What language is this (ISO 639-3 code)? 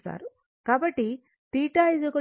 tel